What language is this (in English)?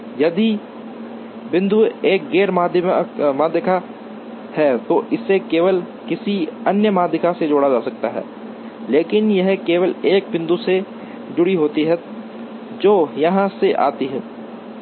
Hindi